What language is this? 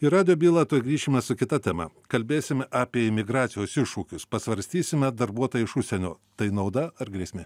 Lithuanian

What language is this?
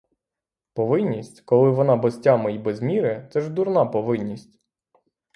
Ukrainian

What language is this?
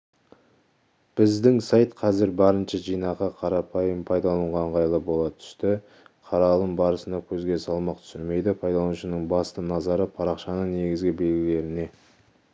Kazakh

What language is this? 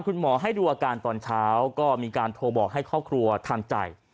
Thai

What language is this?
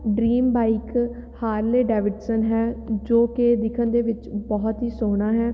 Punjabi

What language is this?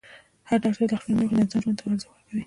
Pashto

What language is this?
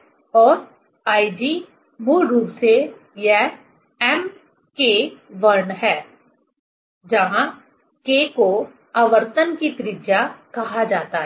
Hindi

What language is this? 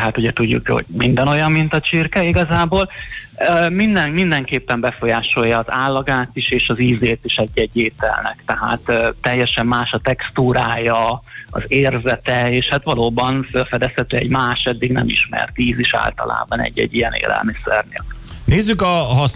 Hungarian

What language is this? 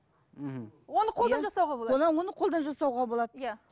Kazakh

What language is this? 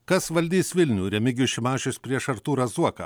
Lithuanian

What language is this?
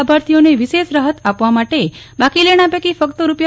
Gujarati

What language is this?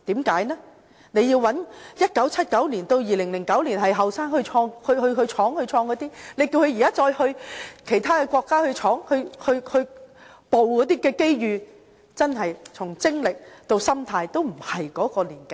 Cantonese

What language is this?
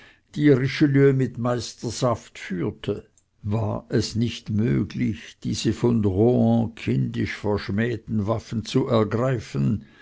German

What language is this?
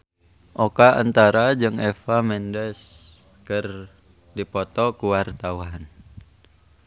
Sundanese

